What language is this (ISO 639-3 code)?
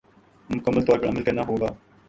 urd